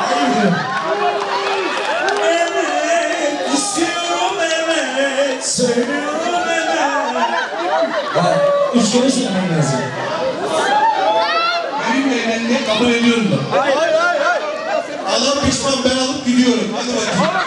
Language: Turkish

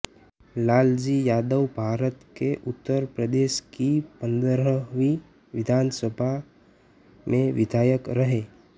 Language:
Hindi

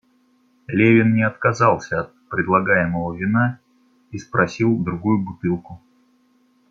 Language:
Russian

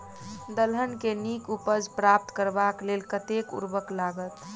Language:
Maithili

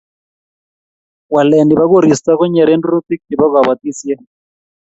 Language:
Kalenjin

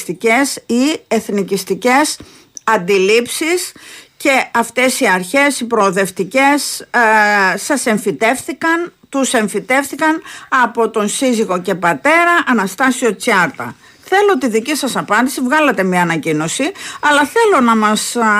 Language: Greek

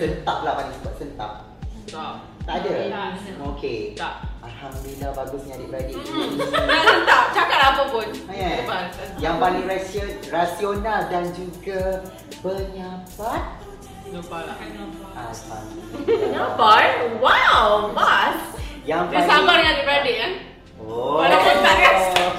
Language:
Malay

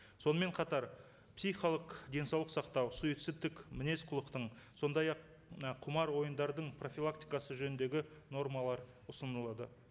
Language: Kazakh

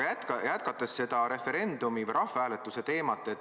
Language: Estonian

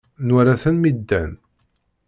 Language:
Kabyle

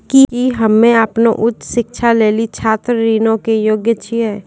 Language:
Maithili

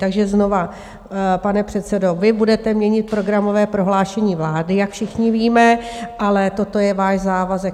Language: Czech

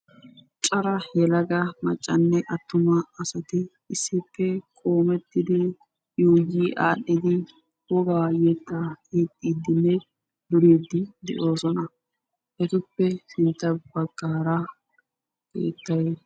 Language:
Wolaytta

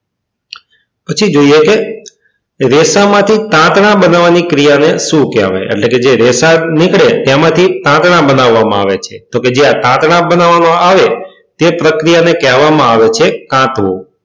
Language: Gujarati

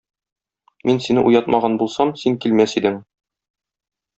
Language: Tatar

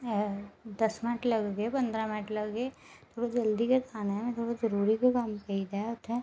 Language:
Dogri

